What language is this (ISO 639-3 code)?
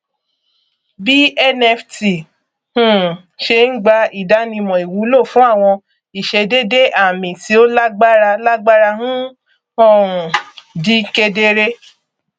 yor